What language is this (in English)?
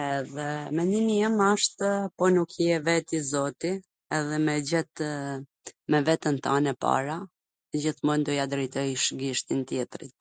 Gheg Albanian